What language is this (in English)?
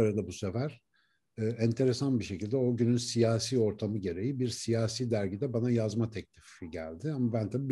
Turkish